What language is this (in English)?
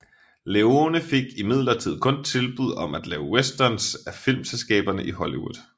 Danish